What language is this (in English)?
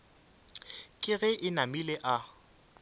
Northern Sotho